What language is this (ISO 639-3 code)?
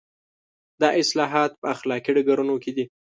pus